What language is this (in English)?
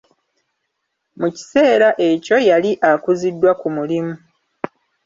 Ganda